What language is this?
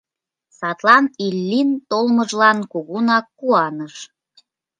Mari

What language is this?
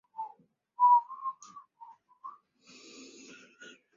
Chinese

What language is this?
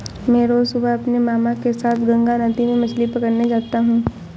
Hindi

